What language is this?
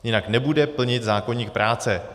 Czech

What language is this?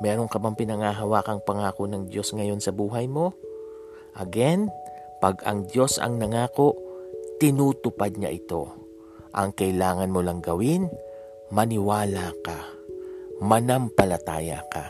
Filipino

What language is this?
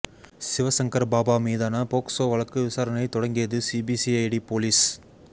Tamil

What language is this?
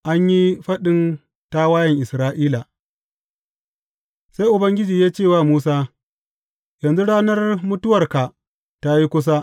Hausa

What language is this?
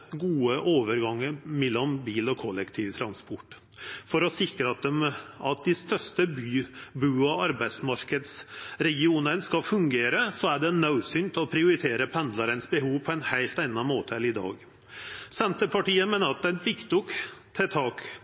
Norwegian Nynorsk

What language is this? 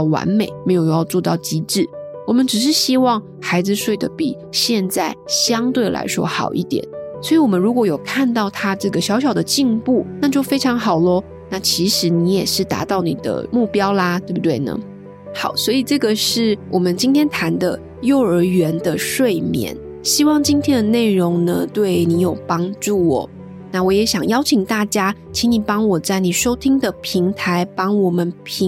Chinese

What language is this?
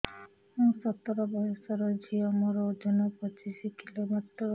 Odia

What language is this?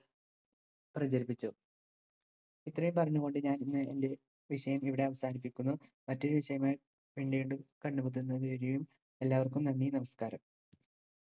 Malayalam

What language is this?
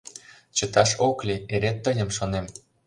Mari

